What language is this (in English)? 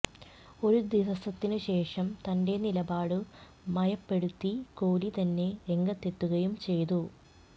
Malayalam